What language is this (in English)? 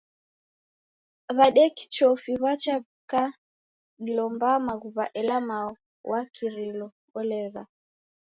Taita